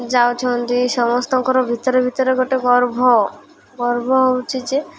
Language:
Odia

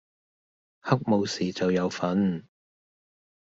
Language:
Cantonese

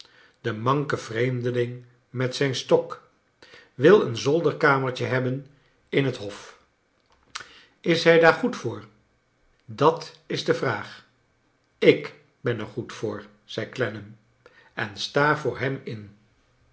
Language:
Dutch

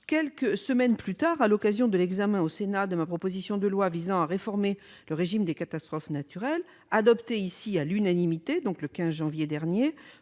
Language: French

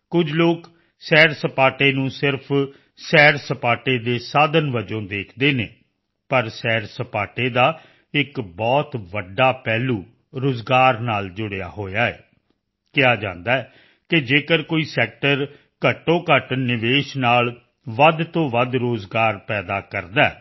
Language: Punjabi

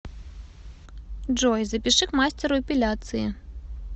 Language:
Russian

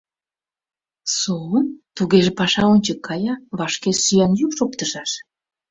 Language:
Mari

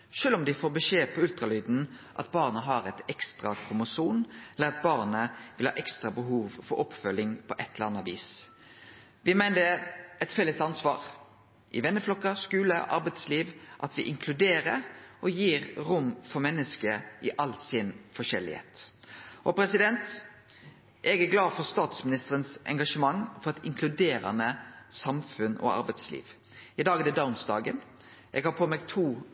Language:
Norwegian Nynorsk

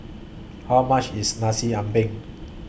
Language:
English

